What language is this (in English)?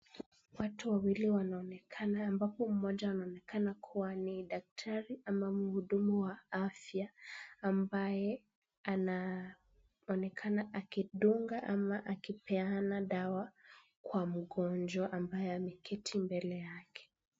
Swahili